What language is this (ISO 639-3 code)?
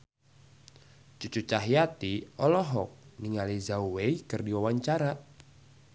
sun